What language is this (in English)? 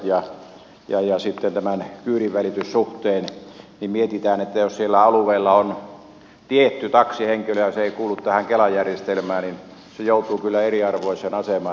Finnish